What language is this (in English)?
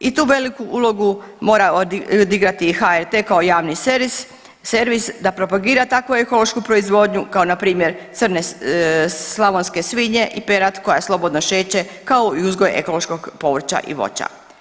Croatian